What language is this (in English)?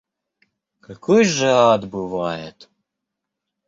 Russian